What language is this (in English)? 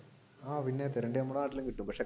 Malayalam